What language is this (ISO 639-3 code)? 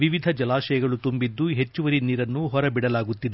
kan